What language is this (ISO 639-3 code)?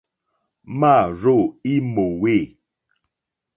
bri